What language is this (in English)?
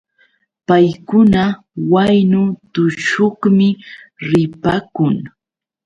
Yauyos Quechua